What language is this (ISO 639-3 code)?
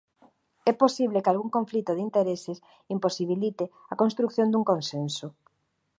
glg